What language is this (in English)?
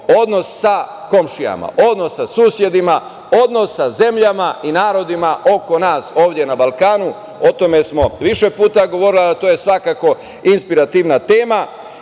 Serbian